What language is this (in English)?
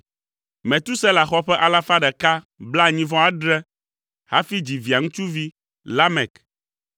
Ewe